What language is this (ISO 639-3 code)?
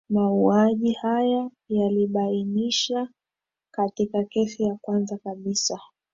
swa